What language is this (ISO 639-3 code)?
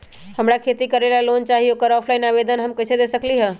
mag